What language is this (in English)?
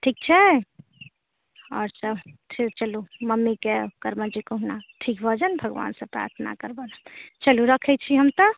Maithili